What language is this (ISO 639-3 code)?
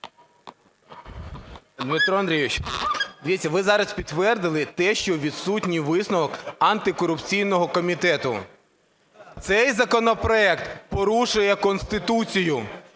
ukr